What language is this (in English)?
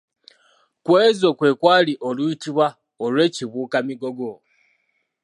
Ganda